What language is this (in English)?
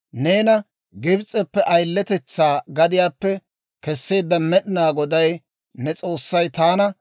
Dawro